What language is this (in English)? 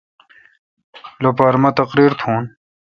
Kalkoti